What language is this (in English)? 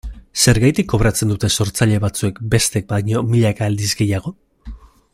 Basque